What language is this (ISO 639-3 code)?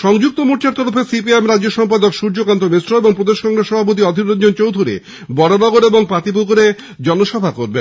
ben